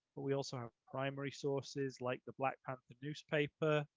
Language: English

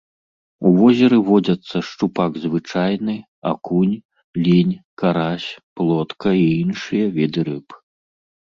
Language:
Belarusian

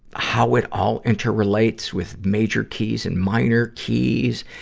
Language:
English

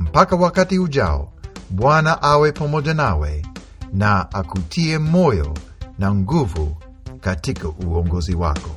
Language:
Swahili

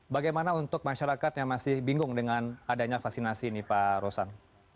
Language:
Indonesian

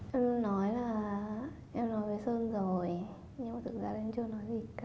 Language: Vietnamese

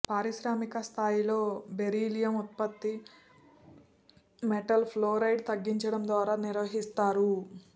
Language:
Telugu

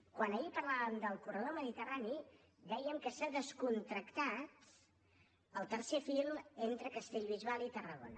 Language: Catalan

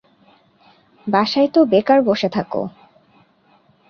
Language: Bangla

